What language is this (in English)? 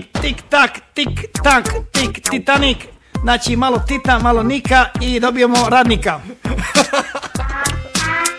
Romanian